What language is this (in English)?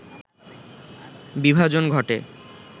Bangla